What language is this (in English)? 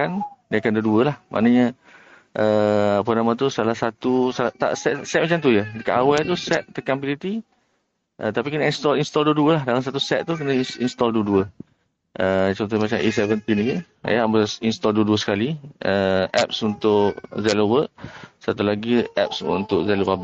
Malay